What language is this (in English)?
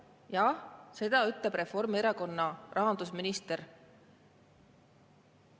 Estonian